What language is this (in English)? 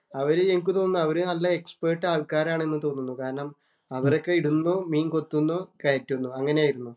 Malayalam